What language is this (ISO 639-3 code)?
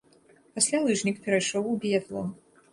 bel